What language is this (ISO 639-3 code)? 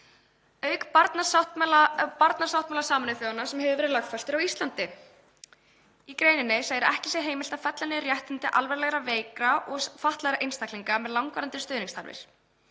isl